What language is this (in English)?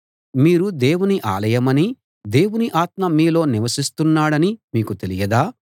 Telugu